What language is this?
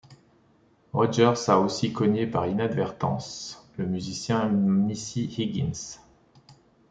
French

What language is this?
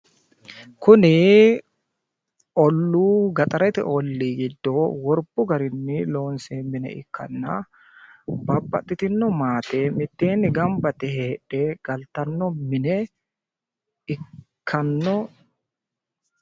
Sidamo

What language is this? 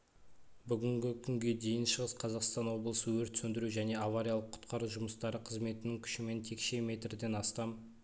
Kazakh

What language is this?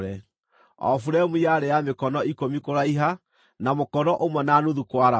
Kikuyu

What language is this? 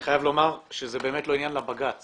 Hebrew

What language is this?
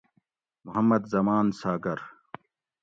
Gawri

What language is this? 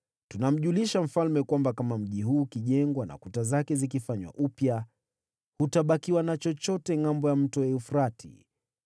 Swahili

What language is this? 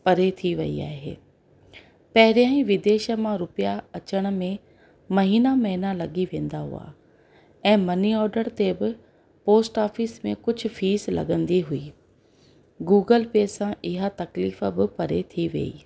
Sindhi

